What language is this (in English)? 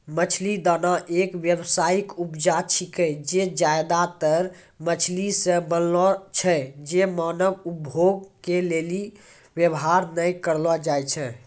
Maithili